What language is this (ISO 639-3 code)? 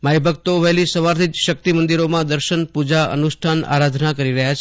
guj